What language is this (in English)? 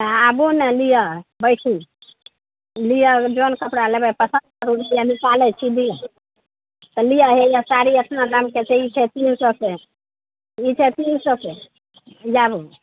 Maithili